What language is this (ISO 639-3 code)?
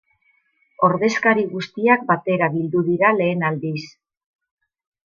eus